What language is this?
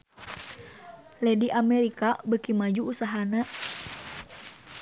Sundanese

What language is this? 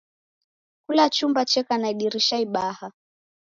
Taita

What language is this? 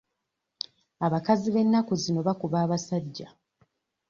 Ganda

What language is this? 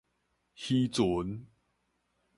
Min Nan Chinese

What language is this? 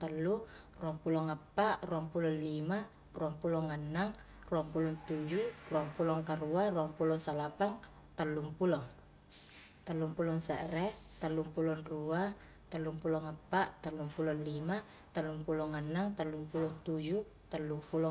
Highland Konjo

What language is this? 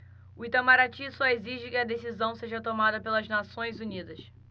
Portuguese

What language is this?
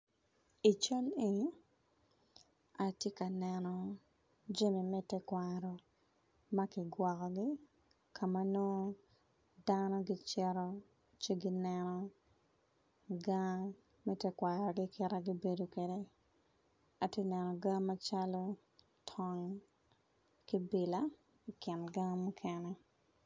Acoli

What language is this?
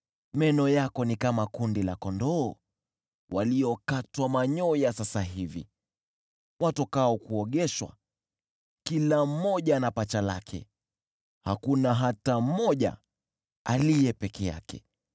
Swahili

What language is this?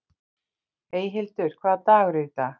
Icelandic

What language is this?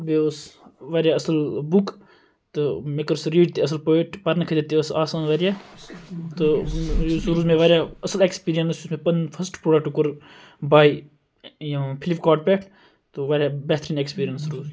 Kashmiri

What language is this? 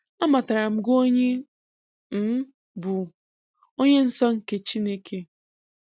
Igbo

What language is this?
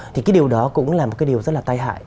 Vietnamese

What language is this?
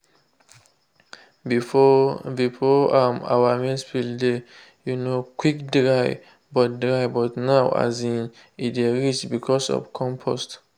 Nigerian Pidgin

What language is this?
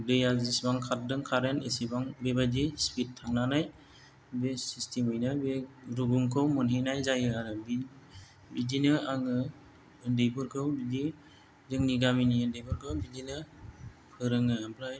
Bodo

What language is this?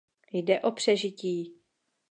Czech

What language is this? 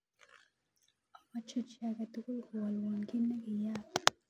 Kalenjin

